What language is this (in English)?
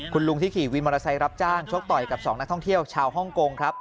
Thai